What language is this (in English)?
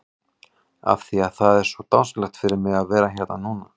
Icelandic